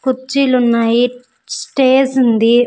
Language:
Telugu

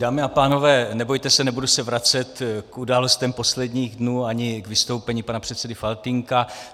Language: Czech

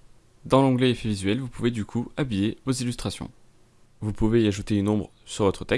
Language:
French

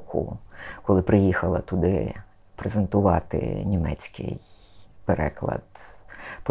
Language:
Ukrainian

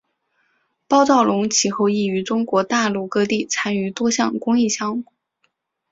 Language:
Chinese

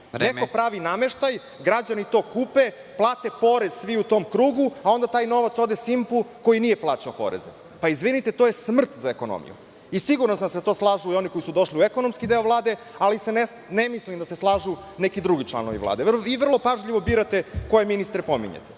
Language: Serbian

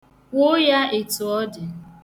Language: Igbo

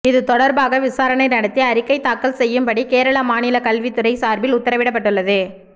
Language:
Tamil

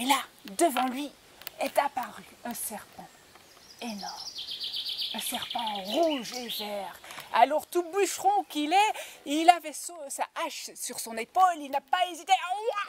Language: French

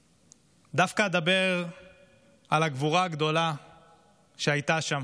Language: Hebrew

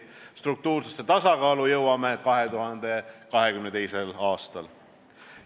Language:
Estonian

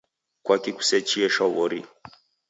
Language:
Taita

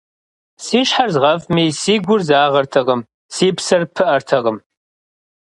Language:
Kabardian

